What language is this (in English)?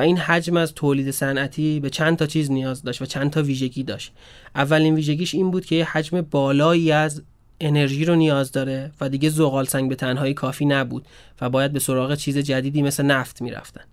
Persian